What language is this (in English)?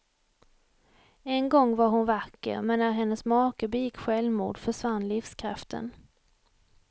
Swedish